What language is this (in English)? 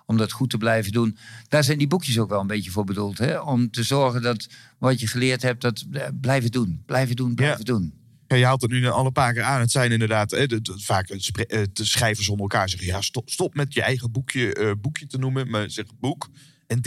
Dutch